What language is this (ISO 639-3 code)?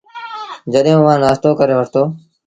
sbn